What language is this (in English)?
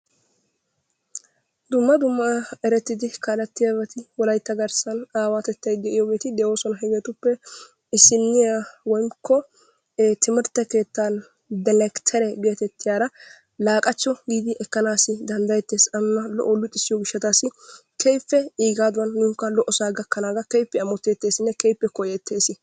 Wolaytta